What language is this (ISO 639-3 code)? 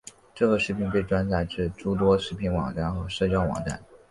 zho